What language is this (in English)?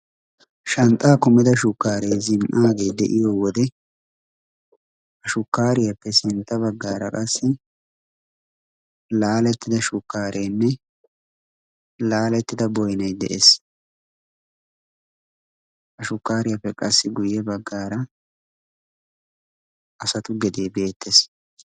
Wolaytta